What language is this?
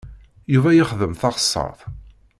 Kabyle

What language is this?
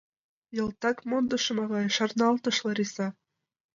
Mari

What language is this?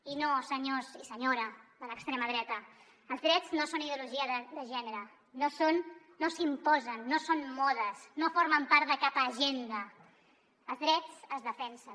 Catalan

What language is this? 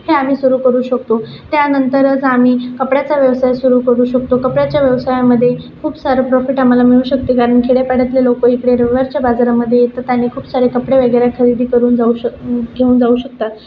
Marathi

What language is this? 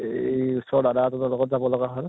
Assamese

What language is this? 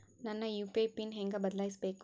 Kannada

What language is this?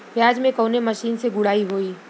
Bhojpuri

